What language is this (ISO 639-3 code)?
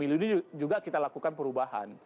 ind